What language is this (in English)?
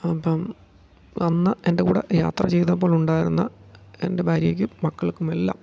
Malayalam